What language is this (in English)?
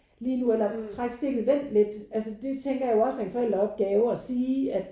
Danish